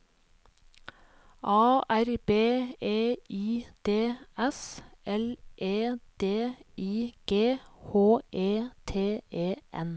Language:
Norwegian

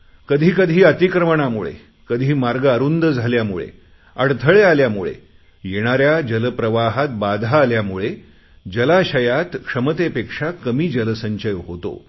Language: Marathi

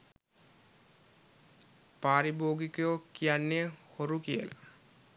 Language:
Sinhala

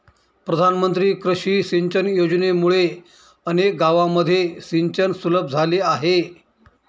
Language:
Marathi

